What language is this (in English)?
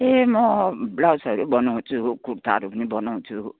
Nepali